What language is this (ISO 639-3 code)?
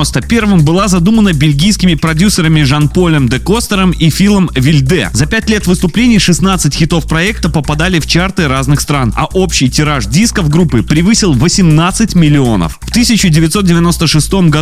rus